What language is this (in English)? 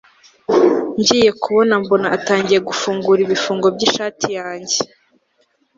Kinyarwanda